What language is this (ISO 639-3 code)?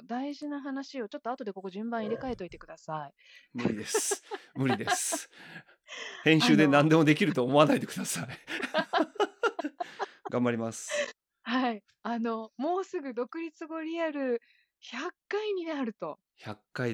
jpn